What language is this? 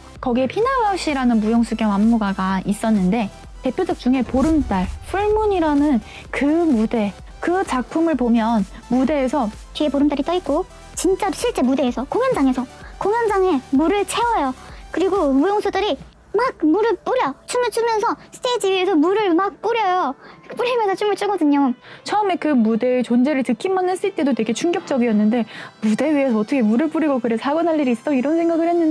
Korean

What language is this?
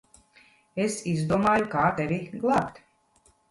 Latvian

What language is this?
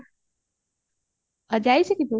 Odia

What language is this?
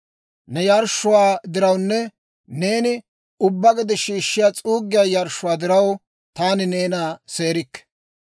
Dawro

